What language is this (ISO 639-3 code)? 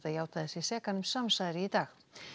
isl